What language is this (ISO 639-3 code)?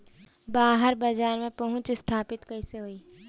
bho